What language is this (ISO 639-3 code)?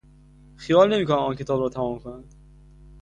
fas